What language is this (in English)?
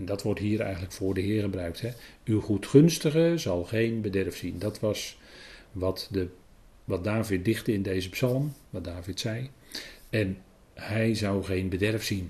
Dutch